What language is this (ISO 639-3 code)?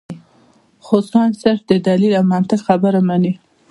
pus